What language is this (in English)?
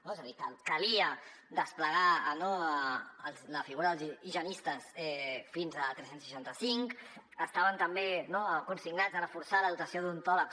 Catalan